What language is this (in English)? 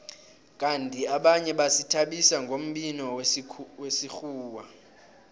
South Ndebele